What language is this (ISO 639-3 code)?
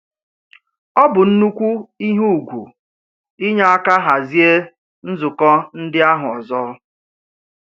ibo